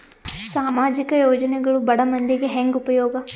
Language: Kannada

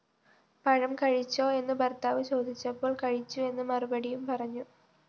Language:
Malayalam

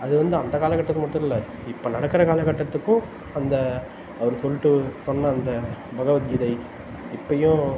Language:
Tamil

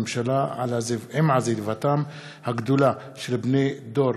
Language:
Hebrew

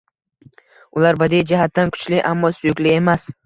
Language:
Uzbek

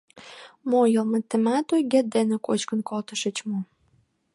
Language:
Mari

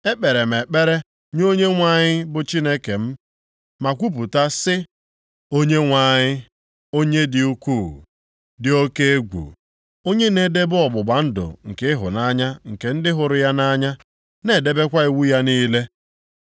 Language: Igbo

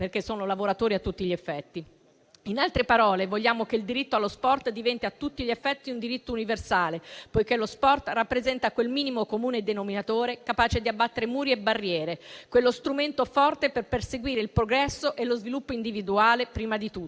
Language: Italian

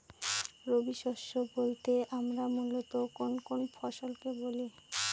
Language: Bangla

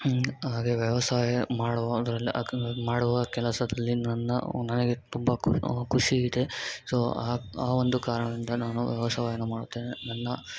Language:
Kannada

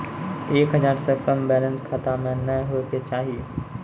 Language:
Maithili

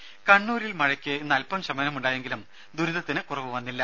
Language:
Malayalam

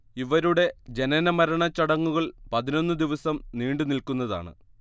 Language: Malayalam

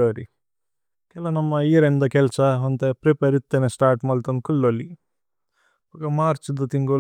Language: Tulu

